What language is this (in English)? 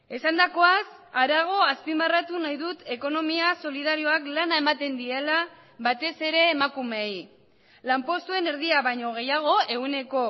Basque